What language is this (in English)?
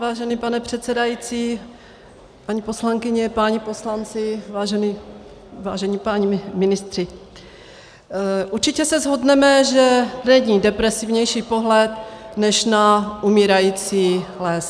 Czech